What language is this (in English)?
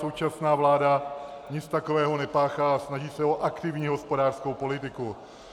Czech